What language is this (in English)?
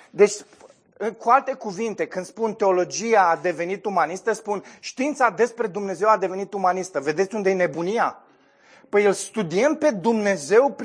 Romanian